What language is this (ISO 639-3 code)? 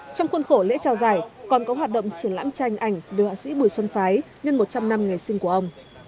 vie